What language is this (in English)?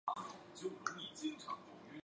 Chinese